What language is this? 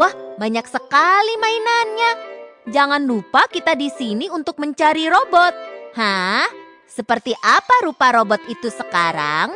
Indonesian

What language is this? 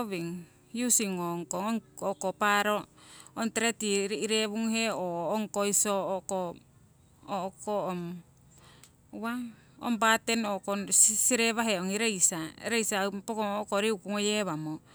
Siwai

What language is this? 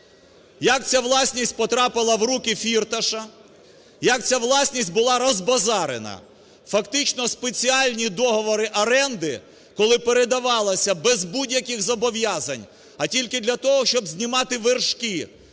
Ukrainian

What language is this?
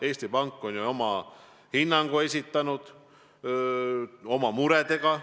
Estonian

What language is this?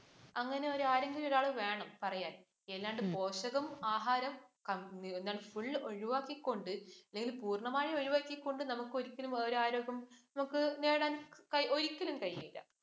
Malayalam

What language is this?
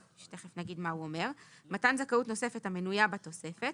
Hebrew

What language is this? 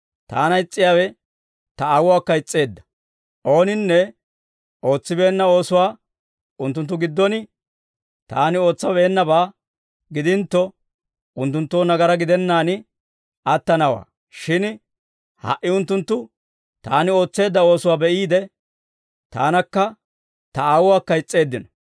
Dawro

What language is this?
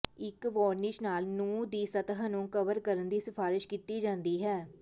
Punjabi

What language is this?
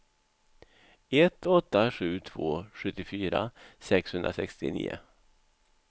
Swedish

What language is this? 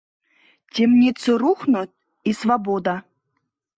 Mari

